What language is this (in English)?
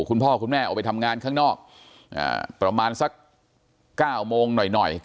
Thai